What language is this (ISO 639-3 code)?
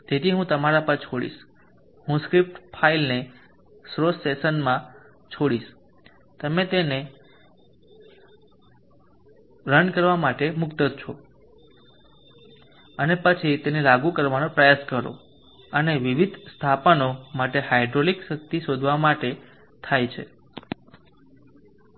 guj